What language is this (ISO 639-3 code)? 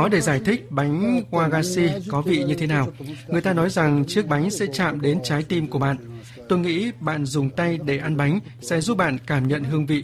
vie